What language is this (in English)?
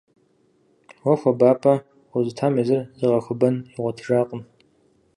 Kabardian